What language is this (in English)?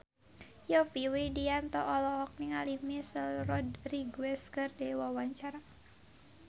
Sundanese